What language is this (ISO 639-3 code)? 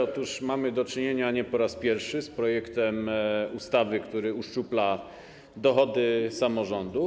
pol